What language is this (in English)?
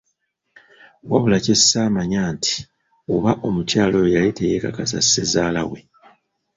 Ganda